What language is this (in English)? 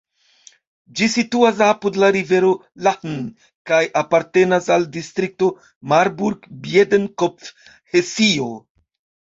Esperanto